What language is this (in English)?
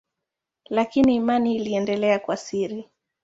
Swahili